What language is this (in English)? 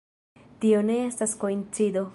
Esperanto